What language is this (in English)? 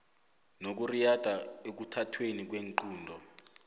South Ndebele